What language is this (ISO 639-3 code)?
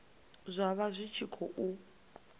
ven